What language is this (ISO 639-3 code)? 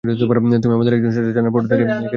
ben